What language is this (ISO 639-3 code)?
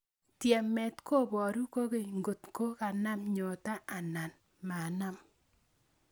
kln